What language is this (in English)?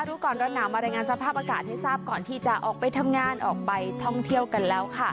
Thai